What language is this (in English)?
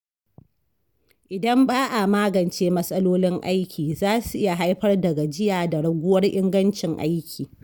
Hausa